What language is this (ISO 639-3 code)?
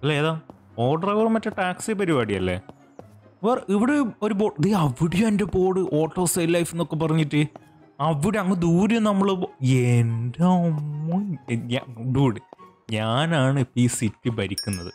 mal